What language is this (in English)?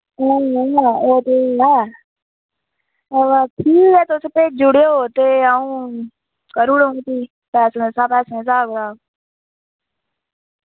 Dogri